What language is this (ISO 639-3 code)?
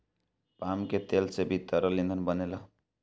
bho